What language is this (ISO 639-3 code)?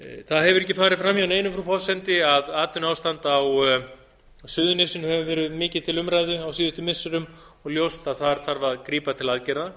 isl